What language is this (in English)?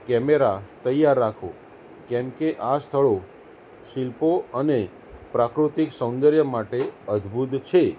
Gujarati